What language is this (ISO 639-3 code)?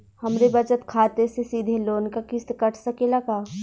bho